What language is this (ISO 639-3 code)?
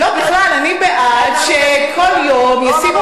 heb